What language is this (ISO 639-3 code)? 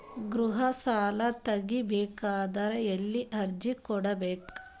kan